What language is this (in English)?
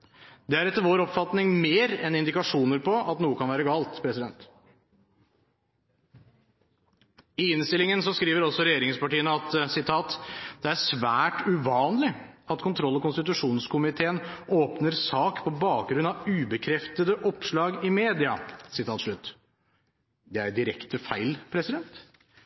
Norwegian Bokmål